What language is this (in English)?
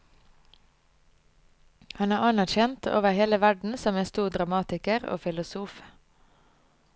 Norwegian